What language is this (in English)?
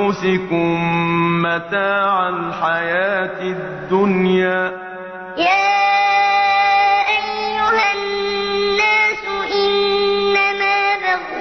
Arabic